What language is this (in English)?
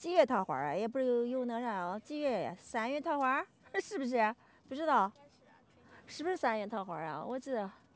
Chinese